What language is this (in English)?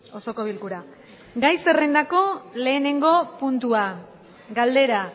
Basque